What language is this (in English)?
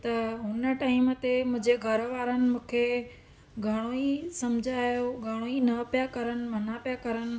Sindhi